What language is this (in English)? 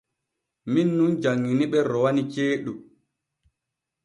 Borgu Fulfulde